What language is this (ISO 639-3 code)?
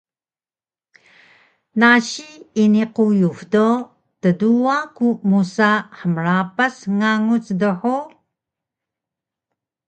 trv